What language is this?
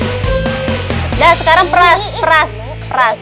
Indonesian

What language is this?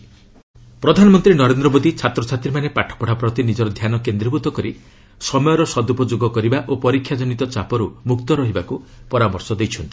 Odia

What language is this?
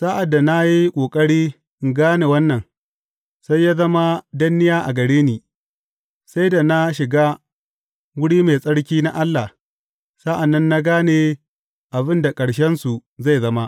Hausa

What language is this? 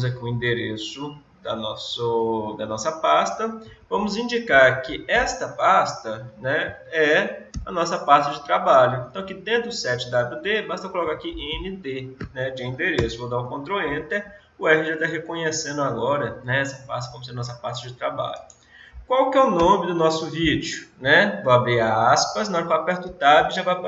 Portuguese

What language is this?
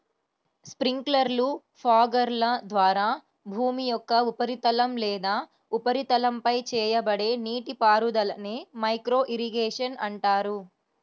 Telugu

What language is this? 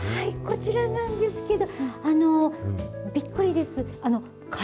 Japanese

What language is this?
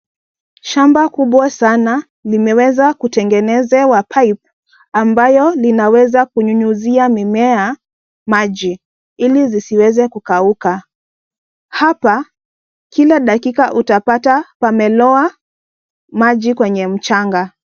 Swahili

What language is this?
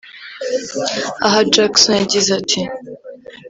Kinyarwanda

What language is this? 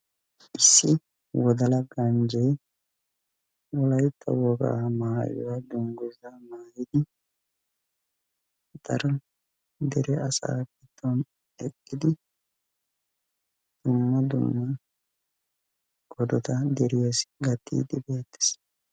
Wolaytta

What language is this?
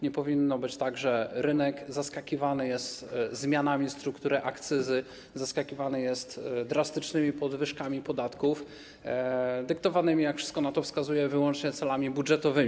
Polish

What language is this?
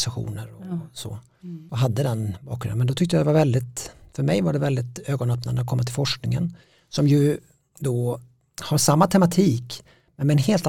Swedish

